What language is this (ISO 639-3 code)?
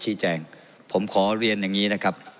tha